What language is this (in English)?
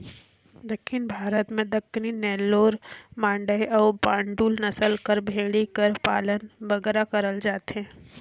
Chhattisgarhi